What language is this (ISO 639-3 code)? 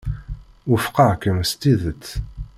kab